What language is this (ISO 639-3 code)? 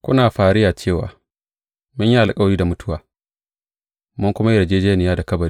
hau